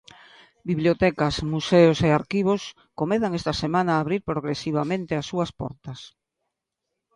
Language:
Galician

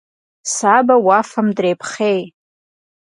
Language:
Kabardian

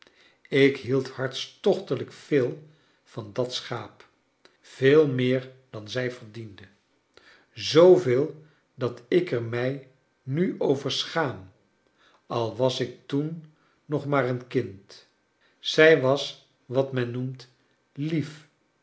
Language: Dutch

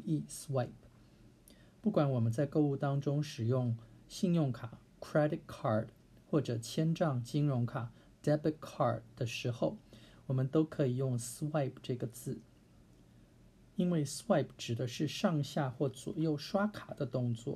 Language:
Chinese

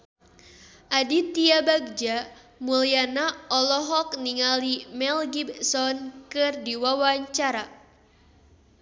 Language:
Sundanese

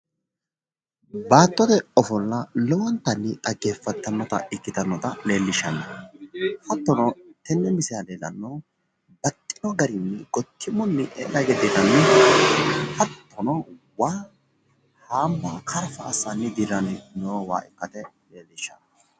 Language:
Sidamo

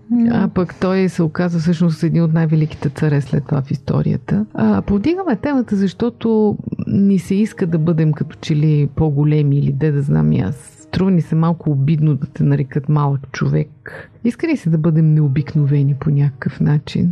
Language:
Bulgarian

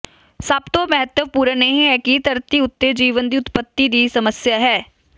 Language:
Punjabi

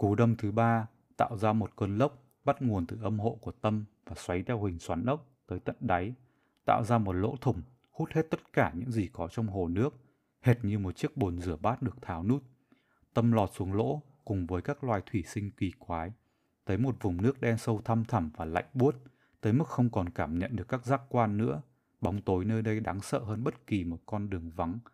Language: Vietnamese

